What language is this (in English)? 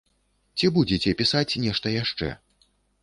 Belarusian